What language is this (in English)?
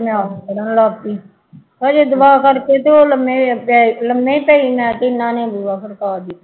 Punjabi